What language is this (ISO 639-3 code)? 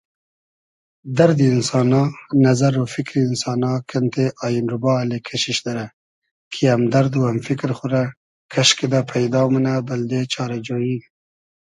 haz